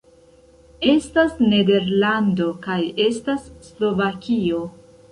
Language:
Esperanto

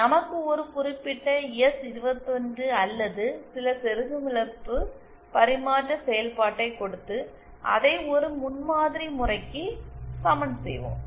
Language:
Tamil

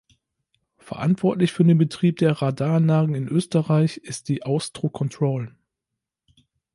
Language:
German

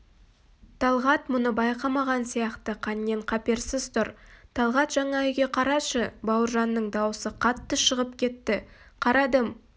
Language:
Kazakh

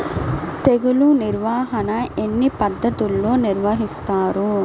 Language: Telugu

